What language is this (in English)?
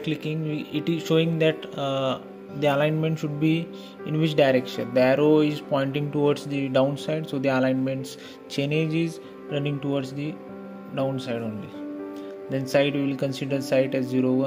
English